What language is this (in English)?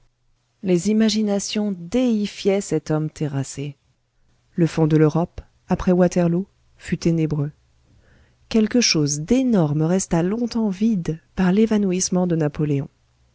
French